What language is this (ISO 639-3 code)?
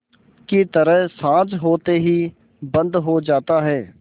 hin